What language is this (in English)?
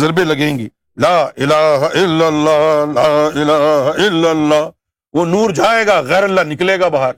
Urdu